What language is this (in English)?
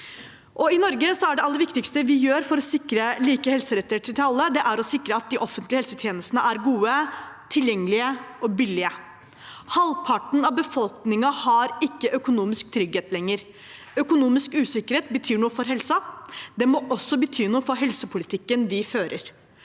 Norwegian